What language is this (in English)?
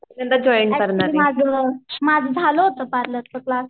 Marathi